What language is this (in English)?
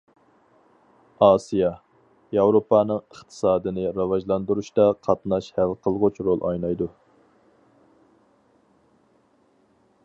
Uyghur